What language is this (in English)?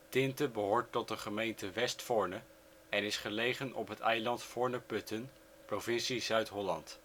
Dutch